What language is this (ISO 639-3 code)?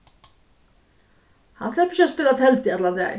fao